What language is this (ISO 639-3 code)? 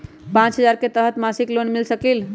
mag